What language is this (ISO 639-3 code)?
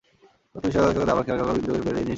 ben